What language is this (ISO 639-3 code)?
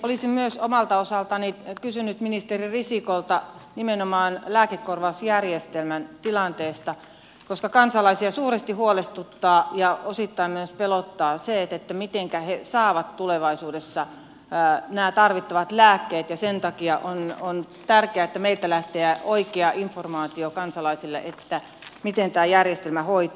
fin